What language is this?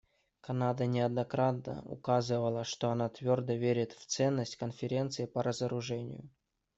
Russian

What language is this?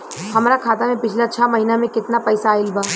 Bhojpuri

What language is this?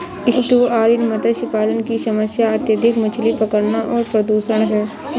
Hindi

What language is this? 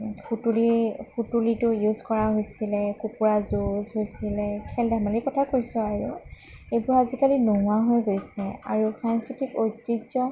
Assamese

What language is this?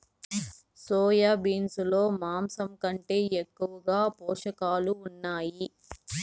Telugu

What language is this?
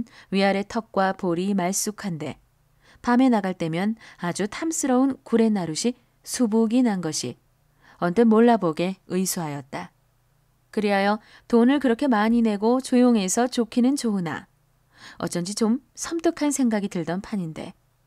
Korean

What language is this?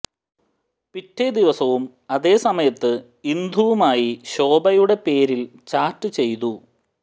Malayalam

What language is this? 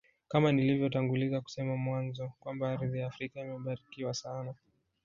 Swahili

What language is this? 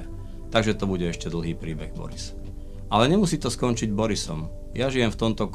Slovak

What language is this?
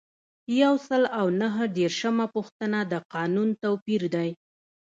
Pashto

